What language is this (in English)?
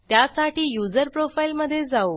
Marathi